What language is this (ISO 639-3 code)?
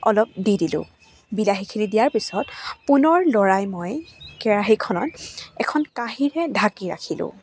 asm